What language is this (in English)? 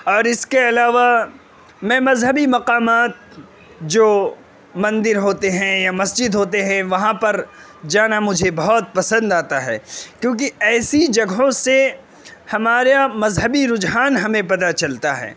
Urdu